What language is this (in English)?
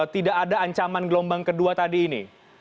Indonesian